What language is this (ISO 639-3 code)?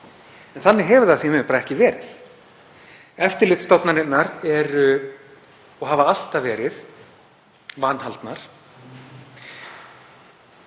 isl